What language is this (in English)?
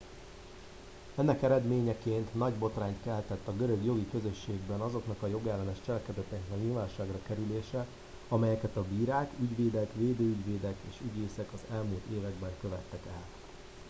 Hungarian